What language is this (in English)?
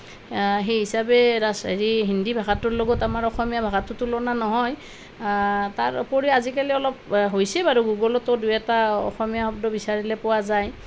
Assamese